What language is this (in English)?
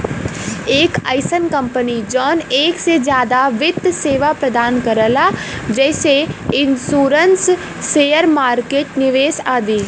Bhojpuri